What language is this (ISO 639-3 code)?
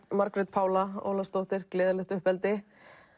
isl